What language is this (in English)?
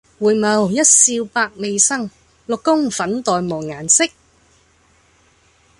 Cantonese